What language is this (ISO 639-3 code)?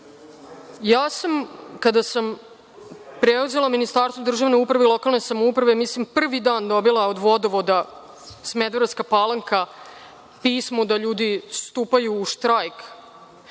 srp